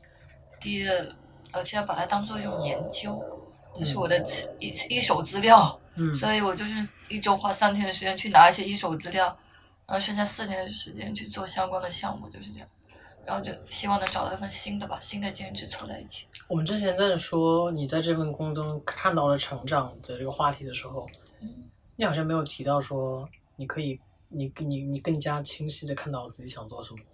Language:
Chinese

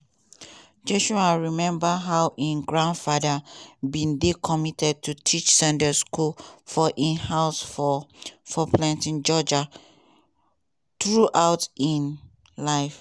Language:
Nigerian Pidgin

